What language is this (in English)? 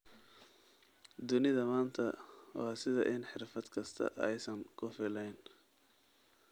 Somali